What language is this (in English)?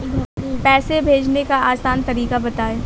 Hindi